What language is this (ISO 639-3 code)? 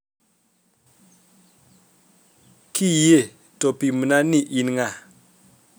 luo